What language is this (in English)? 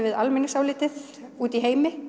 Icelandic